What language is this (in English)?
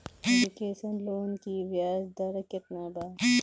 Bhojpuri